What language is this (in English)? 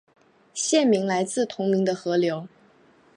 Chinese